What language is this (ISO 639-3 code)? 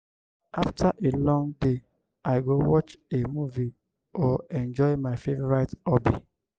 pcm